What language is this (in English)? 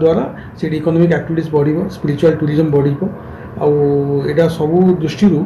Turkish